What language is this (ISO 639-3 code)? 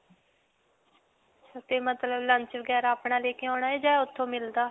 pan